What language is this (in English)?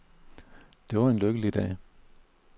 Danish